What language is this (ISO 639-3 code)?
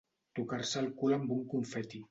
cat